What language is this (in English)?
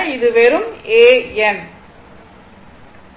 Tamil